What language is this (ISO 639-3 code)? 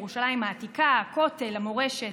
heb